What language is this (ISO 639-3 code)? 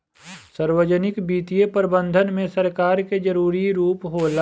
bho